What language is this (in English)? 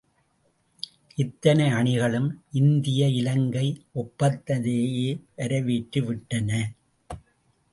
Tamil